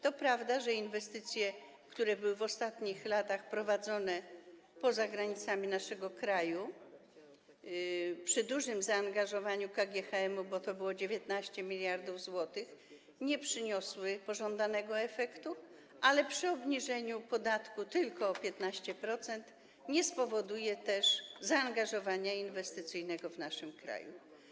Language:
Polish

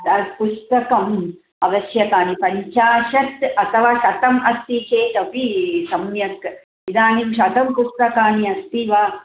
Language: Sanskrit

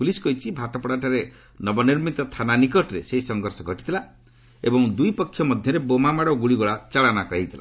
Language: Odia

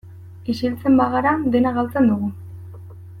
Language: Basque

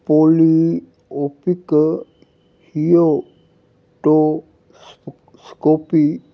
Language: Punjabi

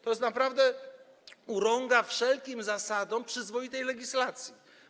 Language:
Polish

